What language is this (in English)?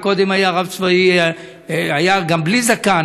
Hebrew